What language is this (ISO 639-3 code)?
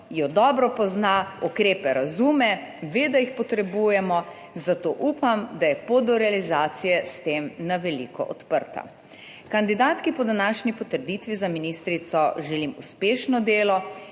slv